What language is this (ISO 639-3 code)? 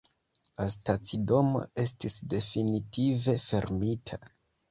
epo